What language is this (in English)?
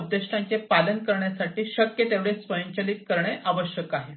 Marathi